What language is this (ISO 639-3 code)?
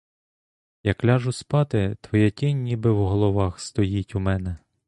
ukr